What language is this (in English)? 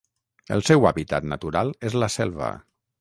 Catalan